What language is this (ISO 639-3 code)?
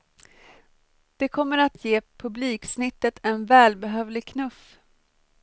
swe